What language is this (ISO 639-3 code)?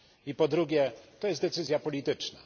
pol